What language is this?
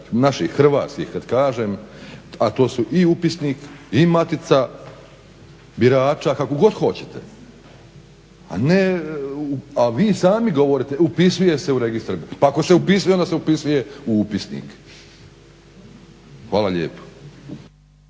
Croatian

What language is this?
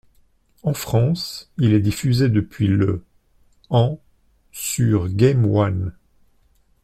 French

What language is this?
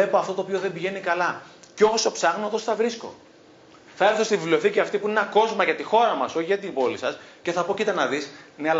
Greek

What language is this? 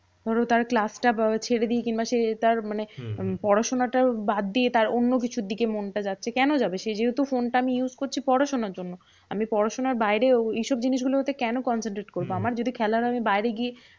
Bangla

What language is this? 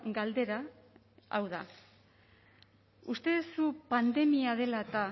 Basque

